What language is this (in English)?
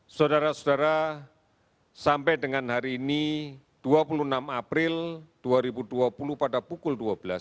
Indonesian